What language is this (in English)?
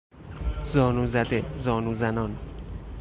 Persian